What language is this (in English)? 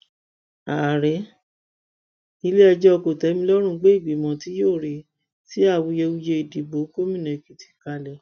Yoruba